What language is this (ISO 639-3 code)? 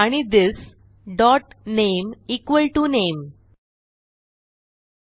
mar